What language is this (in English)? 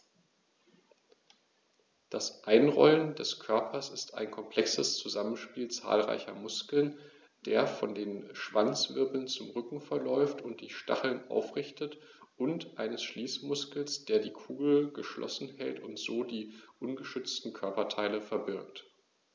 German